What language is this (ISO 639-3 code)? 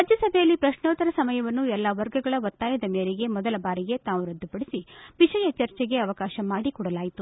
kan